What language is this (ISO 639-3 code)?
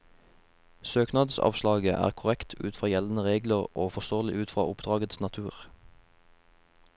nor